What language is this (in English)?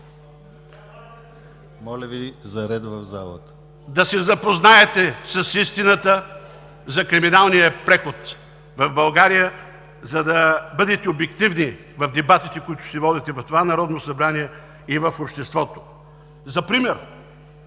Bulgarian